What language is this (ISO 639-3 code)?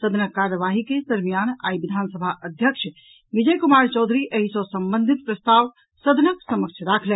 mai